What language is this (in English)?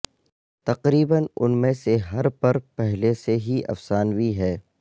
Urdu